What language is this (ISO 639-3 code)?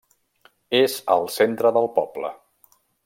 cat